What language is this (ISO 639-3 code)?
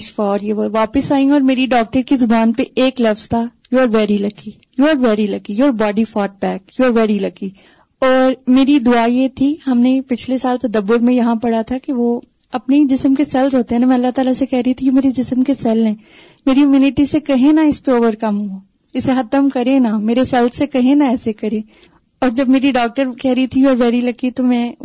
urd